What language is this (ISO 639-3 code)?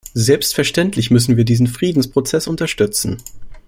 deu